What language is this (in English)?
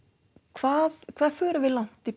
Icelandic